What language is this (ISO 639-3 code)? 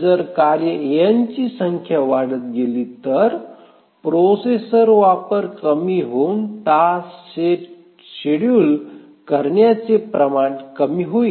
mar